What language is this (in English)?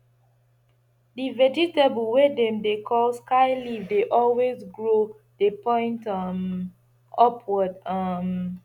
Nigerian Pidgin